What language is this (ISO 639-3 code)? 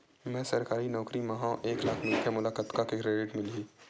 hne